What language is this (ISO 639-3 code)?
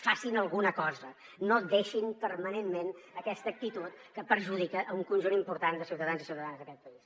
cat